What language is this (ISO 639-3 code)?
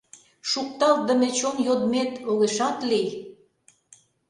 chm